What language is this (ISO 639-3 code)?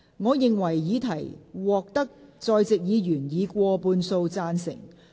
yue